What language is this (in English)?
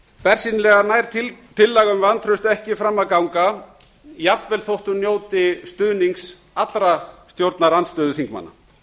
Icelandic